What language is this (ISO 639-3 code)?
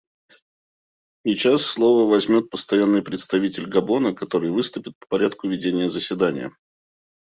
rus